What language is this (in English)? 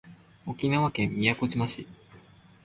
Japanese